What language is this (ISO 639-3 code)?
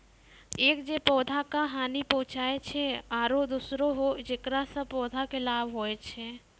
mai